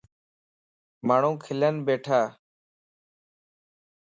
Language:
Lasi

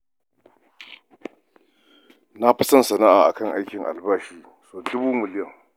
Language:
Hausa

